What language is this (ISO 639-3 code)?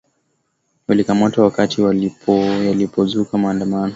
swa